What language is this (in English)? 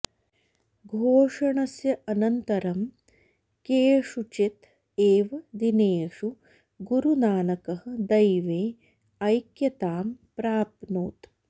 Sanskrit